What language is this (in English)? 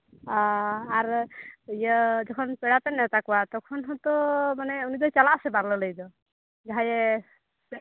Santali